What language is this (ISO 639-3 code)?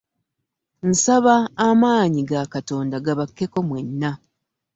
lug